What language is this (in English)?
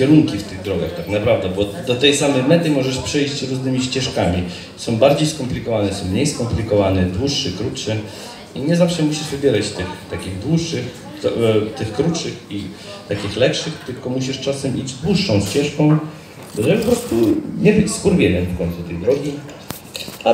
Polish